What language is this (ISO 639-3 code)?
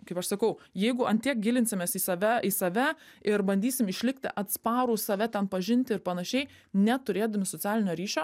lit